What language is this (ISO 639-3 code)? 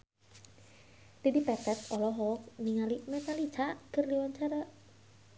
sun